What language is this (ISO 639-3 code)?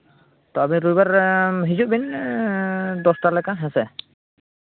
sat